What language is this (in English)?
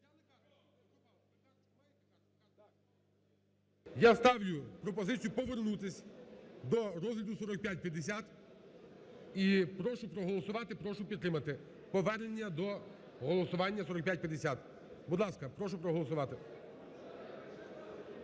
Ukrainian